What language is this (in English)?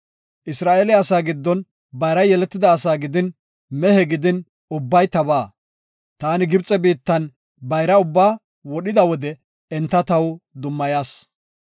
Gofa